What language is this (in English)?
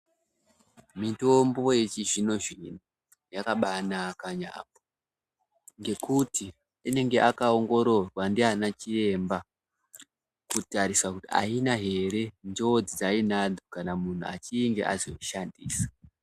Ndau